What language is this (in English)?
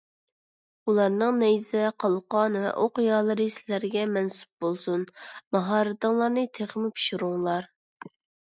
Uyghur